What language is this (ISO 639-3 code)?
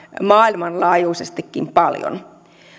fin